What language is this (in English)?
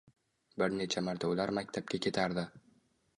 Uzbek